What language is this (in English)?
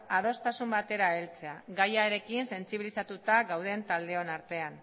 Basque